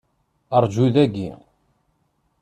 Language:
Kabyle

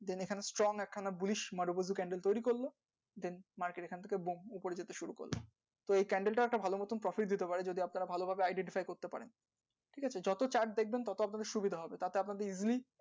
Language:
Bangla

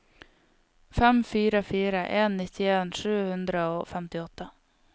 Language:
Norwegian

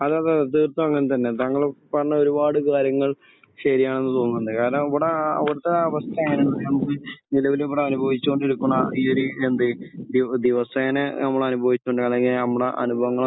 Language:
Malayalam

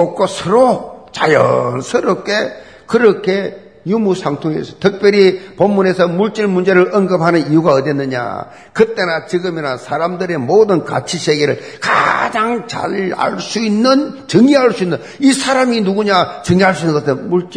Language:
Korean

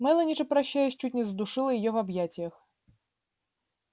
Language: Russian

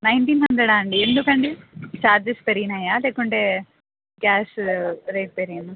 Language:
Telugu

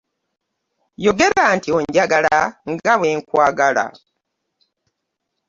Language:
Ganda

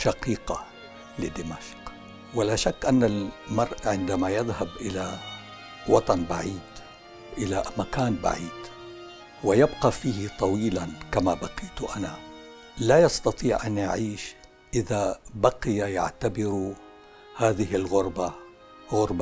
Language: Arabic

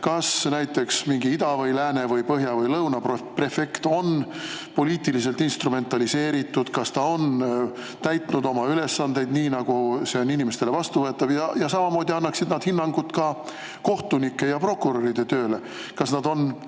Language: Estonian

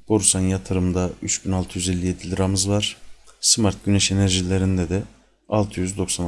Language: Turkish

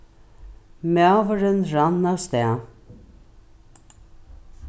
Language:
Faroese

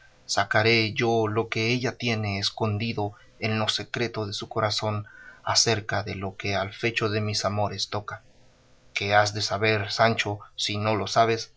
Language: Spanish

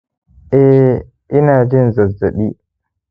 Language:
Hausa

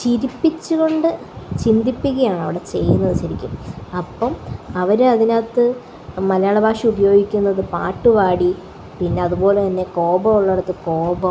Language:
Malayalam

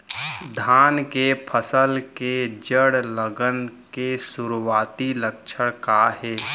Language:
Chhattisgarhi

